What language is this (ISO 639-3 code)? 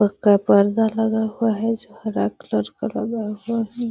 mag